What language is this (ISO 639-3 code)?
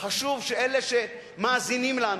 heb